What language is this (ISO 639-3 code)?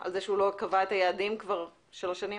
heb